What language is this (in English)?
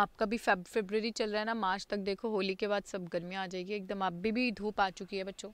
Hindi